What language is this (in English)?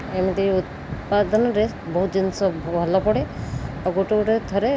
Odia